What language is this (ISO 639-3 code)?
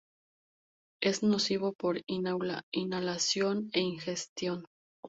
spa